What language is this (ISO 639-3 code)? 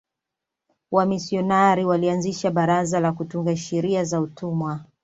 swa